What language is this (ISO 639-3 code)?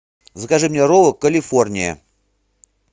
rus